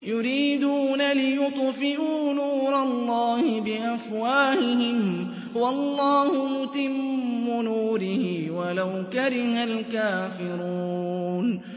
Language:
Arabic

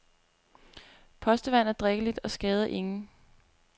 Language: Danish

